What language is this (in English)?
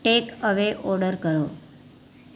Gujarati